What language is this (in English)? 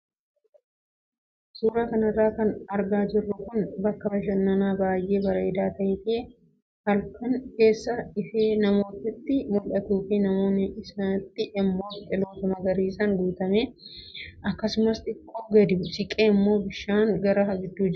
Oromo